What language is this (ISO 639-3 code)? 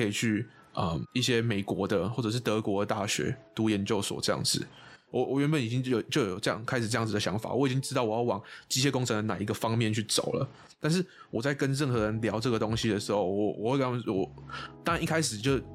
zho